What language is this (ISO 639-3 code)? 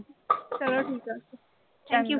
pan